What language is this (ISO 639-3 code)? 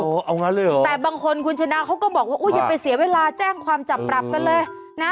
tha